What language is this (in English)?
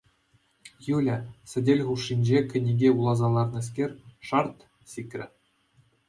Chuvash